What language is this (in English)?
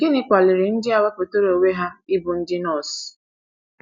Igbo